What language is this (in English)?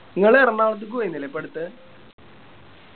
Malayalam